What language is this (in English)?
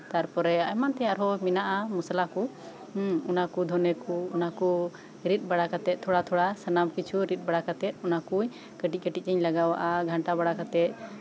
Santali